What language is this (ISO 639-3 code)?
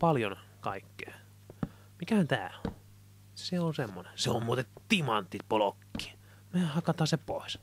fin